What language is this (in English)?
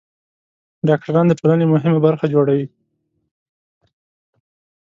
Pashto